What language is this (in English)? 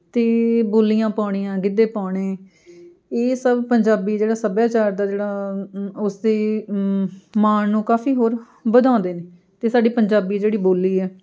Punjabi